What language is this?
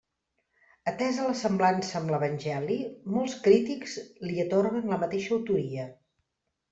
Catalan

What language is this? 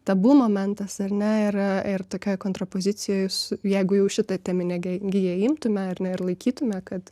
Lithuanian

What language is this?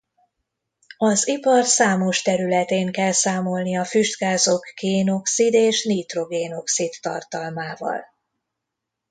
Hungarian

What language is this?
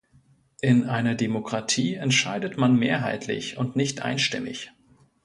German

